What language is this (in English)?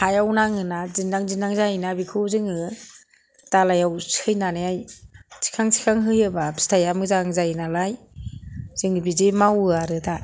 Bodo